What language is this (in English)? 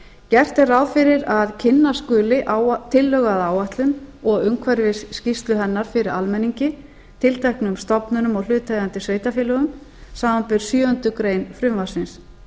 Icelandic